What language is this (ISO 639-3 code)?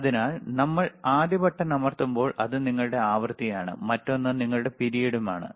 mal